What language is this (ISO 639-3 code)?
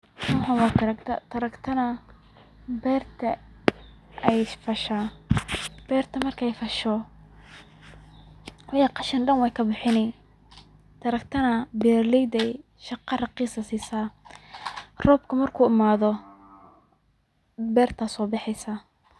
som